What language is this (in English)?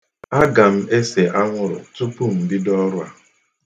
Igbo